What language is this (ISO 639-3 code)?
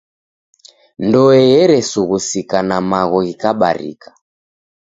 dav